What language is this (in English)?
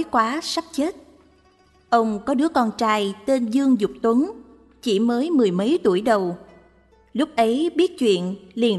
Vietnamese